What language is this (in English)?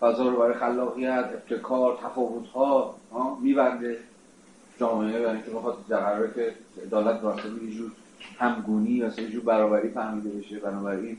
Persian